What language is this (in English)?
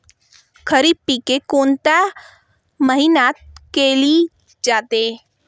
Marathi